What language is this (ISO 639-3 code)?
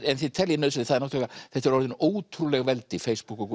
isl